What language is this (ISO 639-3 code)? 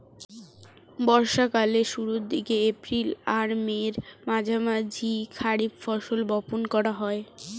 ben